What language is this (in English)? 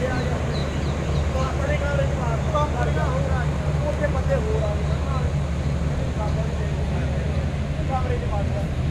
Punjabi